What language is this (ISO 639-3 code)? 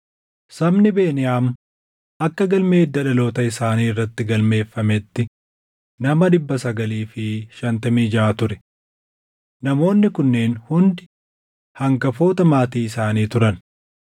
orm